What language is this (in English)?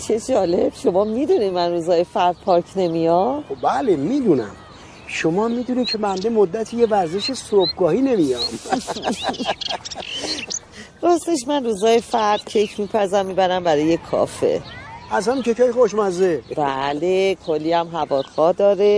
Persian